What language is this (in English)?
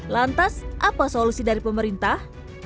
Indonesian